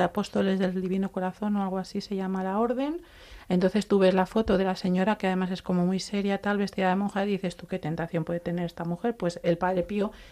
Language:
Spanish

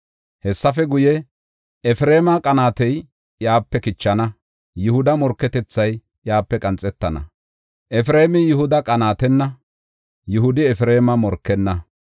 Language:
Gofa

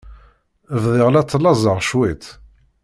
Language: Kabyle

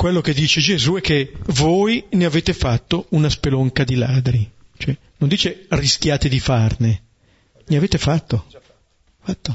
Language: Italian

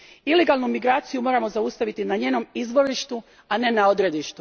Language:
Croatian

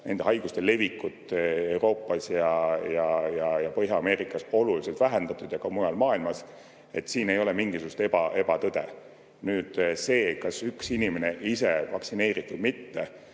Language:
Estonian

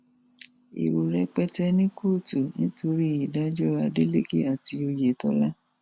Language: Yoruba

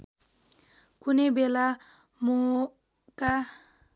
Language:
Nepali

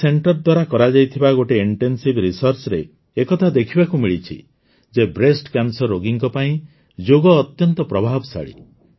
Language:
Odia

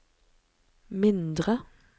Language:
Norwegian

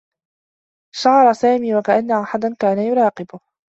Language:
Arabic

